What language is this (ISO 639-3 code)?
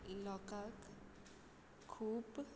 kok